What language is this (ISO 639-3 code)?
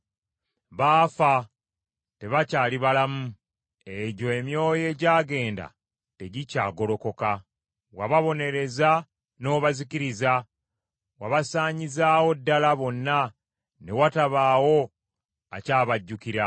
lug